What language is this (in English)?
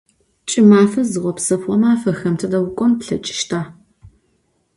Adyghe